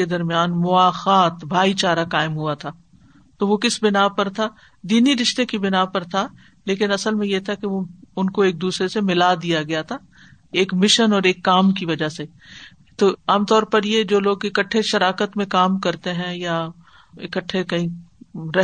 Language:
Urdu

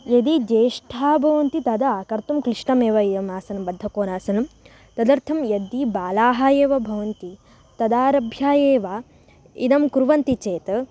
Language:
Sanskrit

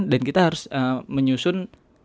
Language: Indonesian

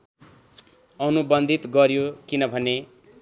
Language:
Nepali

